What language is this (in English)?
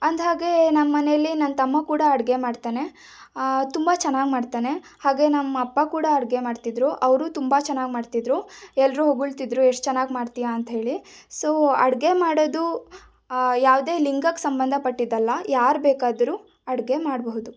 Kannada